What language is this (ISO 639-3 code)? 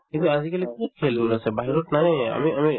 asm